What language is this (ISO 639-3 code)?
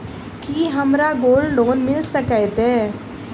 mai